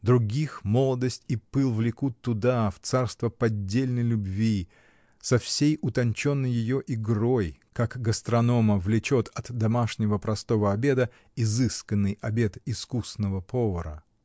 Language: Russian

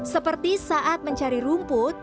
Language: Indonesian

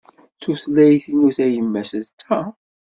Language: Kabyle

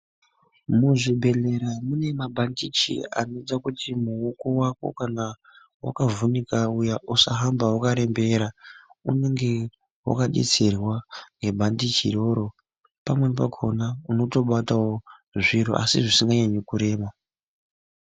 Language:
Ndau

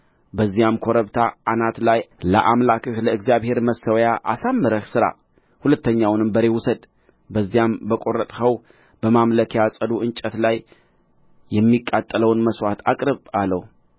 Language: Amharic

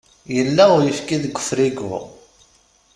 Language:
Kabyle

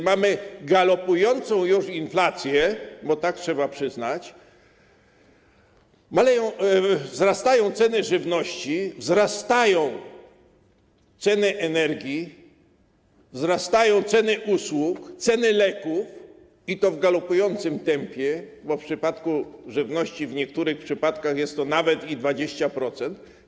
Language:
Polish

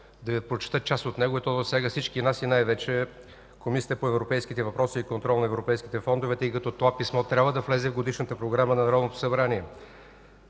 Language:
Bulgarian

